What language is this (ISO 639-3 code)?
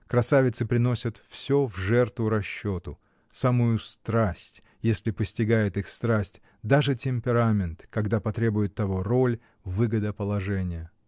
rus